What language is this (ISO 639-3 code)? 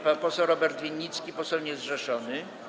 pol